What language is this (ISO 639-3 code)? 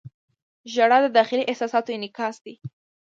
pus